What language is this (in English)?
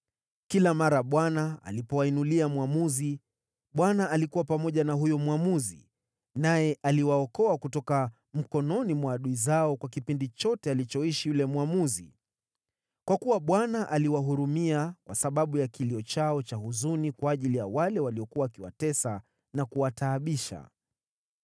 Swahili